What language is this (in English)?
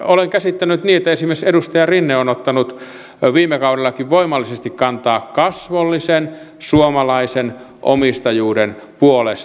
Finnish